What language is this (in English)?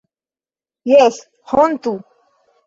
Esperanto